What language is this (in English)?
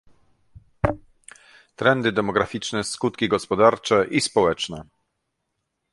Polish